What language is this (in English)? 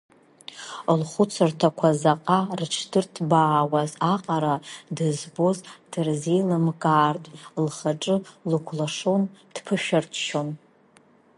Abkhazian